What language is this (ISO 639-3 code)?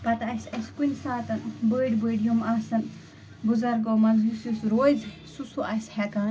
kas